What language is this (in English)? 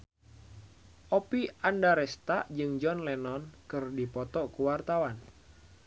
Sundanese